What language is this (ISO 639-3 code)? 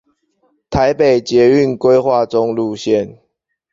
zho